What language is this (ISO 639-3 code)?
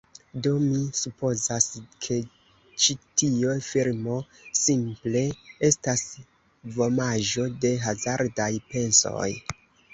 epo